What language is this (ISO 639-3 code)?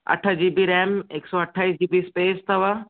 snd